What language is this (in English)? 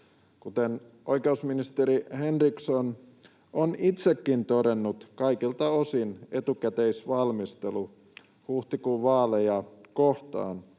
Finnish